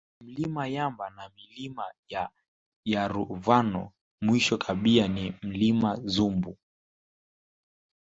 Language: Swahili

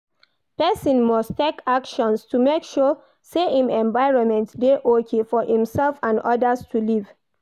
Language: Nigerian Pidgin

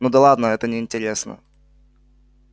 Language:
Russian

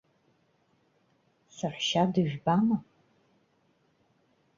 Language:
Abkhazian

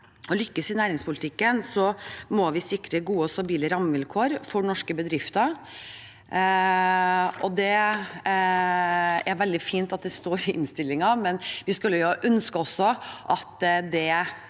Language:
Norwegian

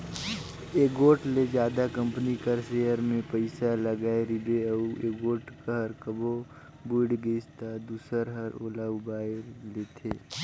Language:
Chhattisgarhi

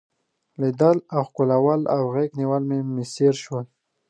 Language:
Pashto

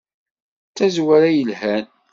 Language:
Kabyle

